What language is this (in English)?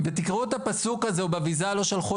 Hebrew